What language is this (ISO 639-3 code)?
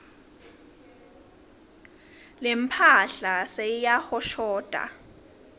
ssw